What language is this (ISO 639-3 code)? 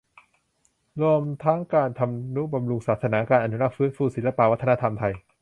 tha